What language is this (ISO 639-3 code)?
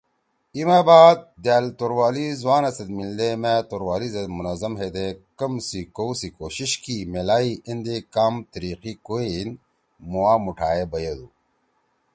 trw